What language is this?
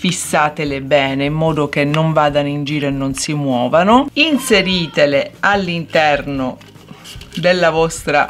Italian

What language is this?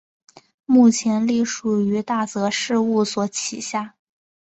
Chinese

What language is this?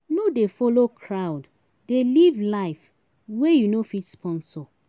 Nigerian Pidgin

